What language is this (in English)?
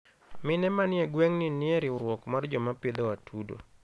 Luo (Kenya and Tanzania)